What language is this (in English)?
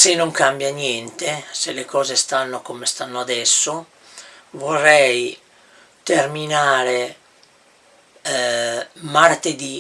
Italian